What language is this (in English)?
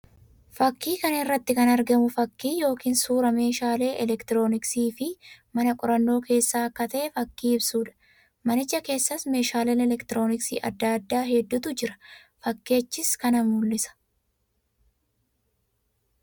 Oromo